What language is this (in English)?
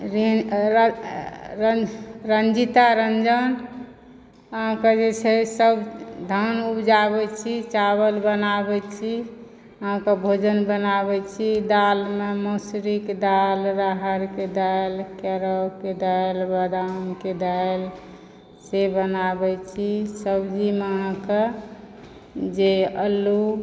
Maithili